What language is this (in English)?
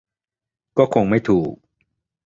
Thai